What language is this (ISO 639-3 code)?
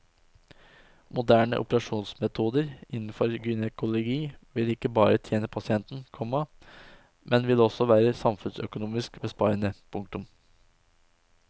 nor